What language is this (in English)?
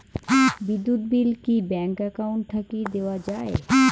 Bangla